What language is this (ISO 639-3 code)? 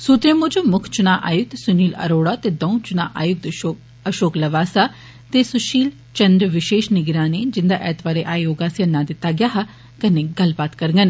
doi